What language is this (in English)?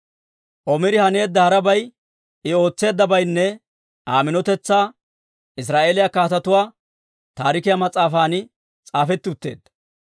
Dawro